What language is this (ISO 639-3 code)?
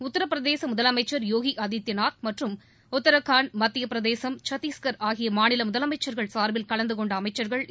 tam